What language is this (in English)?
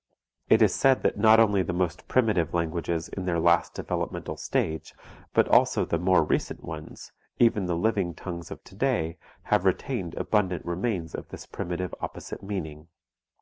English